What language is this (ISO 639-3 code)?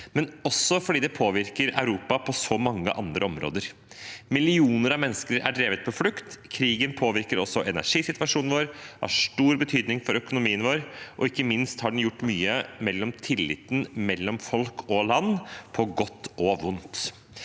nor